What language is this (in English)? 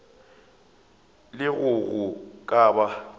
Northern Sotho